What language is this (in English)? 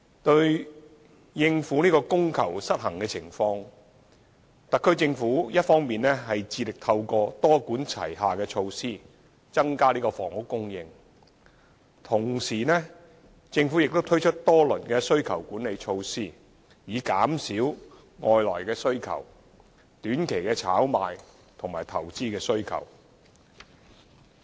Cantonese